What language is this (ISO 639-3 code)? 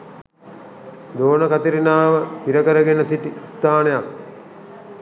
sin